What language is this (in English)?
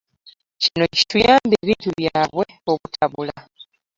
Ganda